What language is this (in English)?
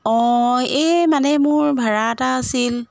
Assamese